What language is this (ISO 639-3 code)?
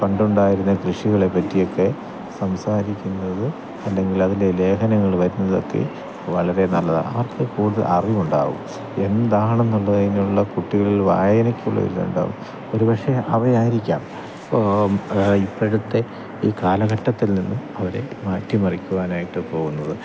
mal